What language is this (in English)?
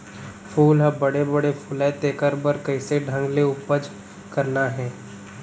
Chhattisgarhi